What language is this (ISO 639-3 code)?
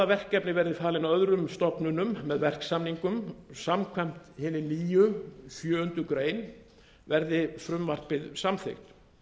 isl